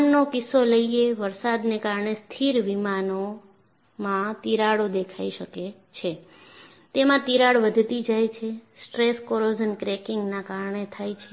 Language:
Gujarati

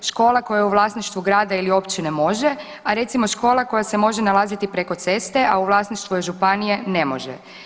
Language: Croatian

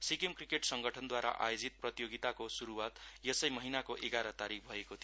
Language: Nepali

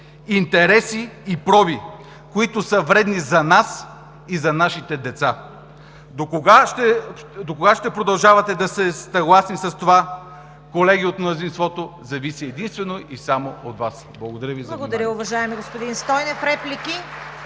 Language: Bulgarian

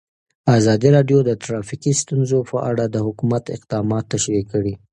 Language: Pashto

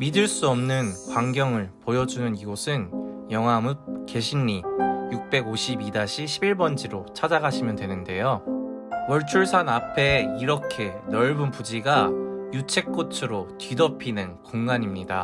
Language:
Korean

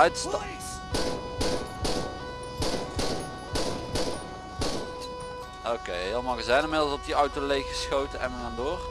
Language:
Dutch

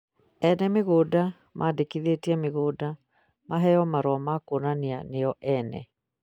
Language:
Kikuyu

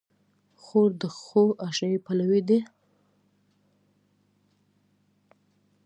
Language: Pashto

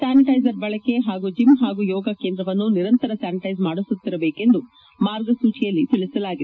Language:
Kannada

